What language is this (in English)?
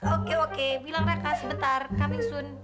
Indonesian